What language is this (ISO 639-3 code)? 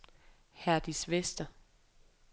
dan